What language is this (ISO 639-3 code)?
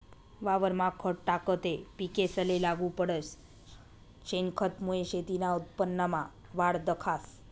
mar